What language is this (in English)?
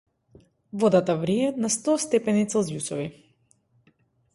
Macedonian